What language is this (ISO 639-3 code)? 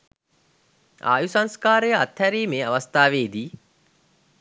sin